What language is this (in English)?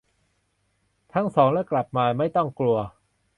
Thai